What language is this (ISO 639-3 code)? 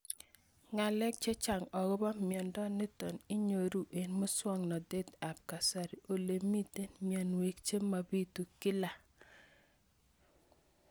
kln